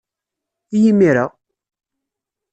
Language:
Kabyle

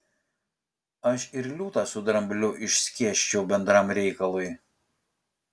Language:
Lithuanian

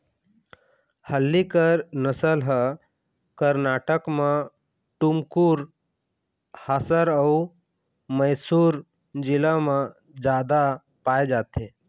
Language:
Chhattisgarhi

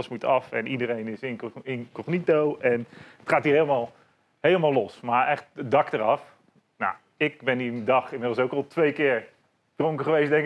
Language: Dutch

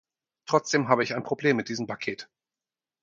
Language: German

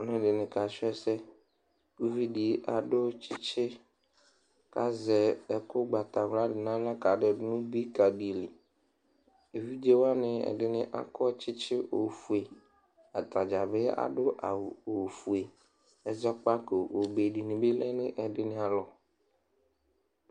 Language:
Ikposo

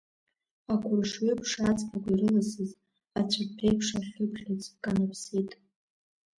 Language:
Abkhazian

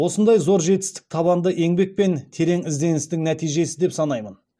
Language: Kazakh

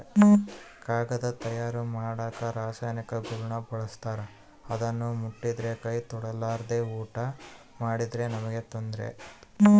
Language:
Kannada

